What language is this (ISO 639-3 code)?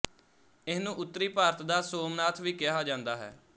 pan